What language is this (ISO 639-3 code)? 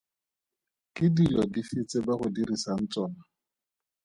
tsn